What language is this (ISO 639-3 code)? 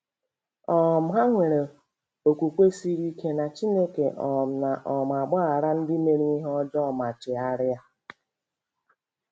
ibo